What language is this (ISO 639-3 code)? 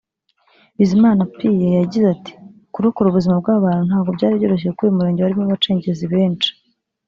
kin